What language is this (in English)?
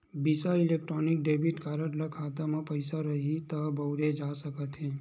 Chhattisgarhi